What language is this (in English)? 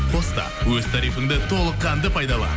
Kazakh